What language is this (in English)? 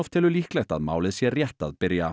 Icelandic